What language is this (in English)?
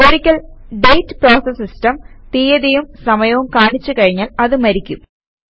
Malayalam